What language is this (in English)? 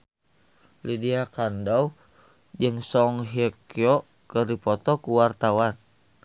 Sundanese